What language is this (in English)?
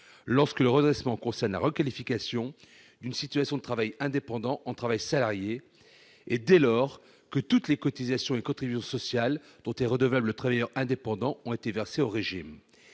French